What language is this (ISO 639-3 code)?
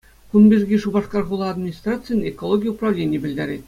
chv